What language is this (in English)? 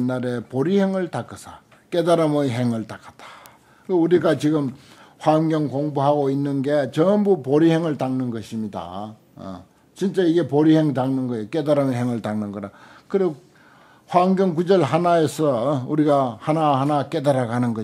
Korean